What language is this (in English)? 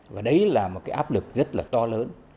Vietnamese